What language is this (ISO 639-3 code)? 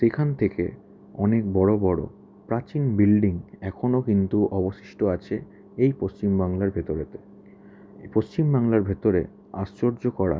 ben